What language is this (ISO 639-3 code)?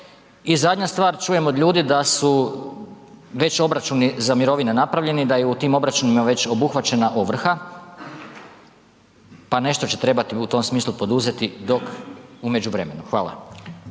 hrv